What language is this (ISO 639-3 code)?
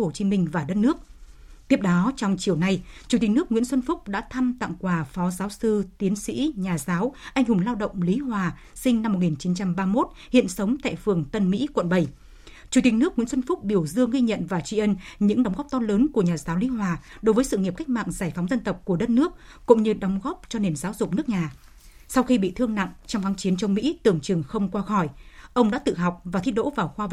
vie